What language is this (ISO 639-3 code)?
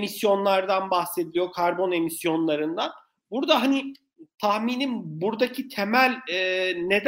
tur